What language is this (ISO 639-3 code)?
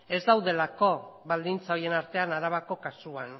eus